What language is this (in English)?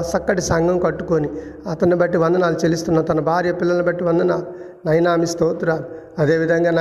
Telugu